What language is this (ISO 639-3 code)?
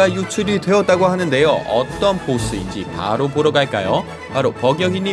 kor